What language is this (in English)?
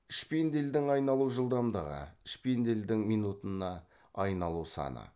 Kazakh